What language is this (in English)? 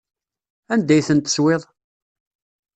Kabyle